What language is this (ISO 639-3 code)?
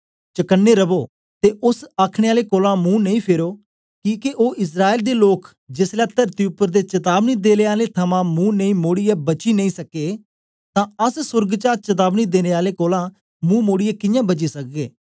doi